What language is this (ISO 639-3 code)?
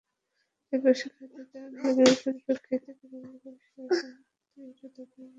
ben